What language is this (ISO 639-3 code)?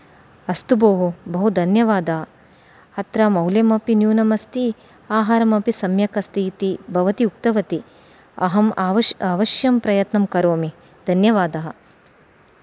san